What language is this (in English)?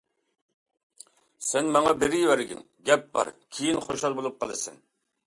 Uyghur